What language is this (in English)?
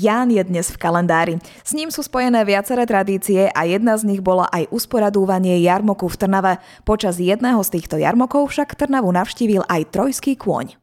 Slovak